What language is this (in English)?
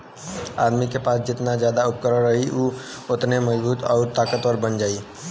Bhojpuri